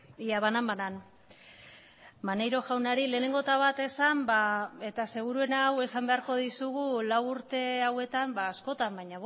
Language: Basque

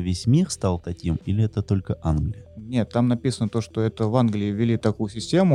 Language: Russian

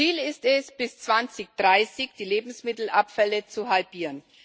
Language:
German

